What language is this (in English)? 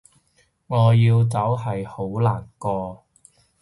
Cantonese